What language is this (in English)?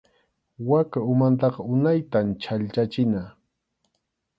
Arequipa-La Unión Quechua